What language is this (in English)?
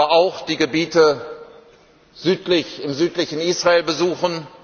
German